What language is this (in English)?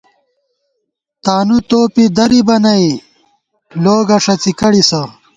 Gawar-Bati